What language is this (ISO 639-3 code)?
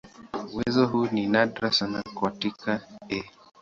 swa